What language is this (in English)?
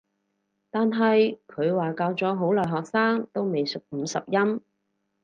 Cantonese